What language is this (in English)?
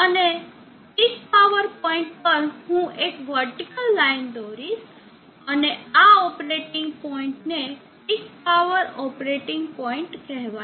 Gujarati